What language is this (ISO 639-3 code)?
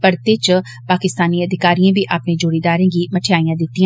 doi